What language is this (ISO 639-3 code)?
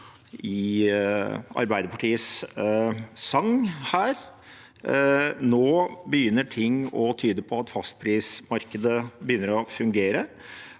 nor